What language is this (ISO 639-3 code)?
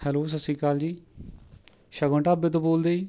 pan